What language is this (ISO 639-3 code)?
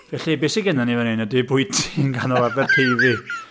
cym